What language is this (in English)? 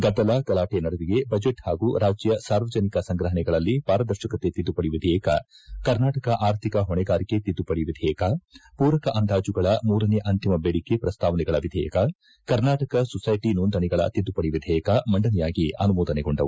Kannada